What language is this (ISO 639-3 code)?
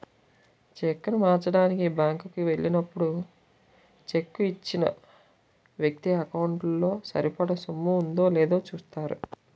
tel